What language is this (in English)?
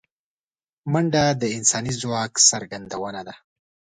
Pashto